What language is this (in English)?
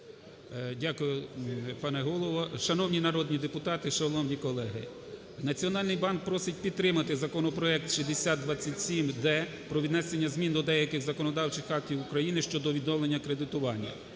Ukrainian